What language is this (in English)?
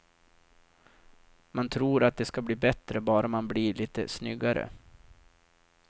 Swedish